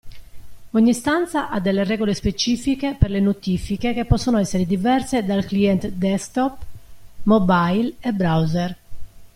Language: Italian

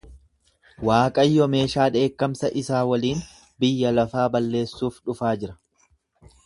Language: Oromo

